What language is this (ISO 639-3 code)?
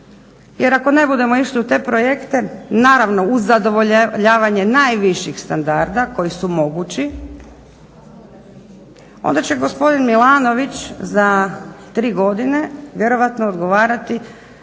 hrv